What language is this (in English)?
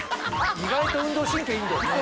Japanese